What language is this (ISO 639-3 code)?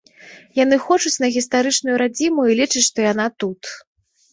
bel